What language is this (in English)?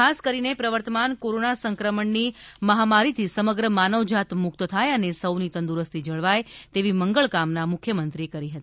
Gujarati